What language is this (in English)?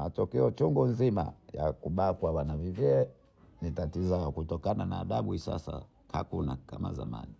Bondei